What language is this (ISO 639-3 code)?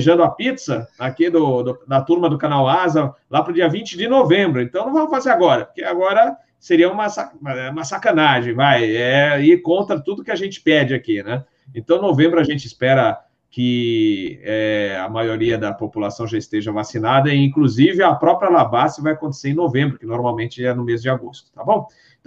por